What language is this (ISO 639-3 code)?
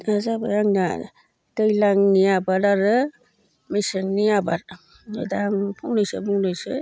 brx